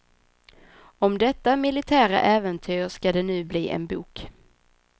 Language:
Swedish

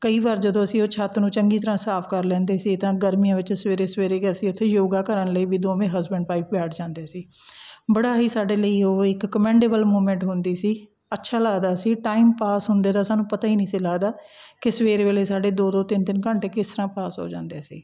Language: Punjabi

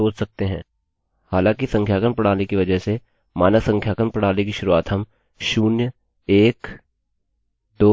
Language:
Hindi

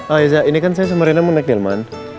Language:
Indonesian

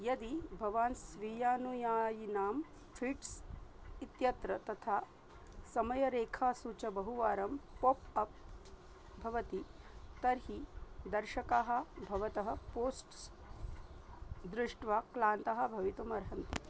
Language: Sanskrit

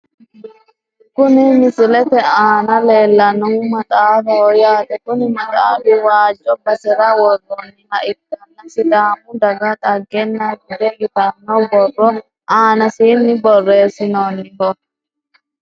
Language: Sidamo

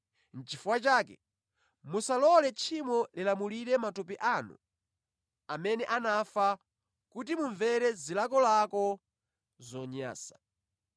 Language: Nyanja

